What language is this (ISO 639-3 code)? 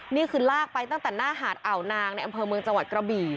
tha